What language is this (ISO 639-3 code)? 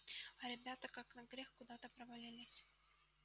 rus